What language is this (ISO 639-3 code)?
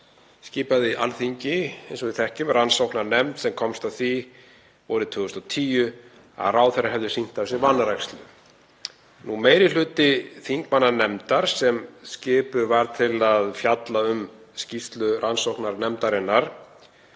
isl